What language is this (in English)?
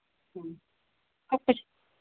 Manipuri